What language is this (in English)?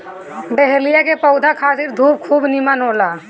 Bhojpuri